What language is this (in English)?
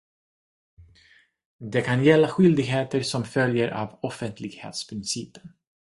Swedish